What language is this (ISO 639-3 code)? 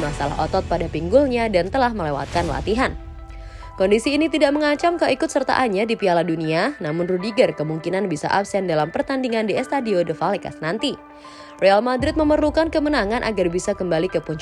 ind